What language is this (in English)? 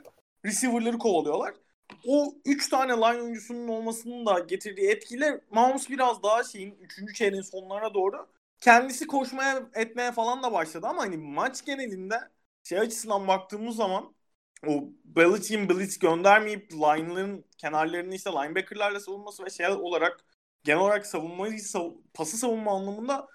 Turkish